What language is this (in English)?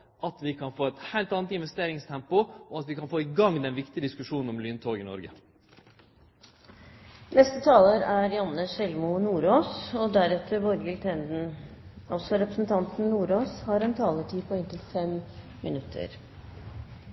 Norwegian